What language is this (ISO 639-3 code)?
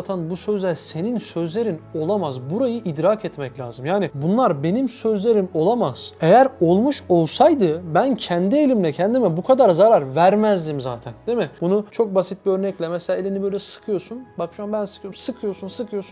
tur